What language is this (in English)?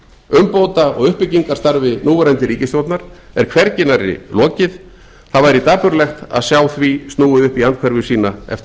Icelandic